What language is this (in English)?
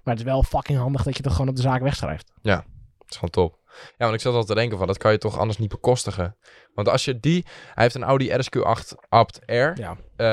Dutch